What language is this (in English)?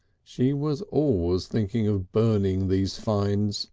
English